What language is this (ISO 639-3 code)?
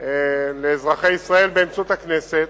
heb